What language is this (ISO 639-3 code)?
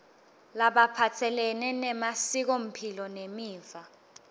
ssw